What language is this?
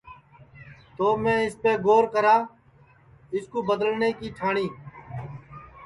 Sansi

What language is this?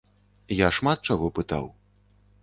Belarusian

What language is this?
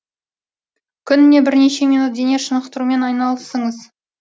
Kazakh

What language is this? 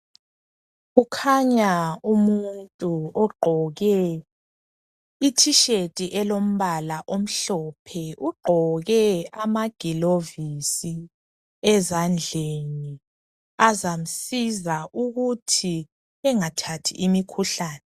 North Ndebele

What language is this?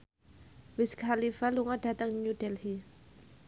Javanese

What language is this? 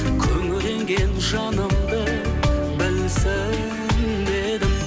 Kazakh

